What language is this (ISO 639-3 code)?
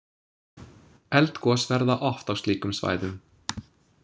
isl